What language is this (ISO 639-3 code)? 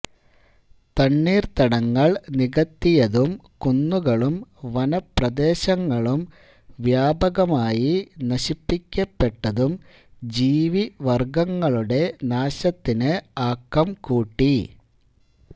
mal